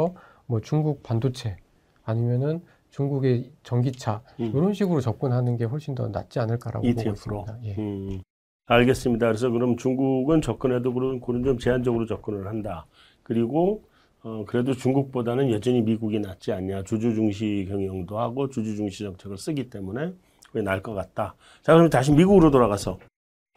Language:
Korean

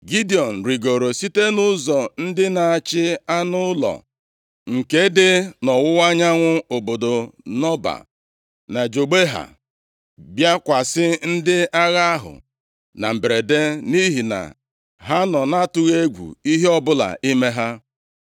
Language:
Igbo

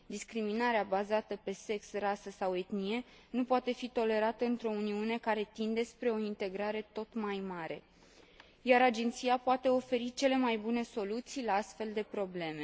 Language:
Romanian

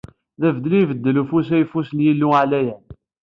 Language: Kabyle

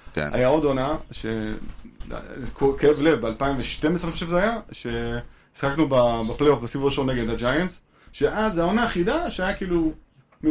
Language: Hebrew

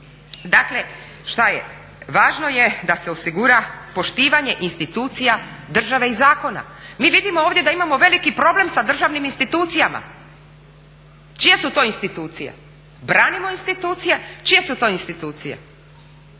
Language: Croatian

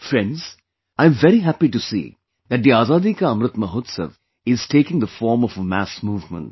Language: English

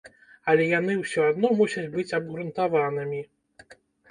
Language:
Belarusian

